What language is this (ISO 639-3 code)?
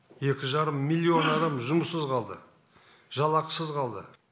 kaz